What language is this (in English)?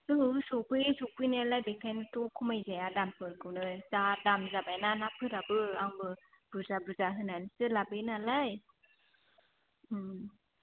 Bodo